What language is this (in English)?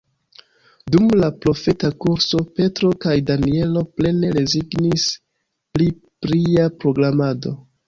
Esperanto